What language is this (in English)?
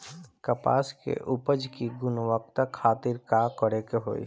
Bhojpuri